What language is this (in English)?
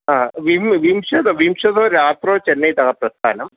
Sanskrit